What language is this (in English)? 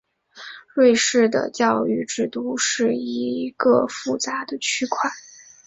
Chinese